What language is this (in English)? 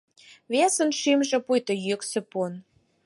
Mari